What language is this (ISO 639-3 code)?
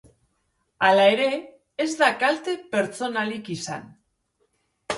eus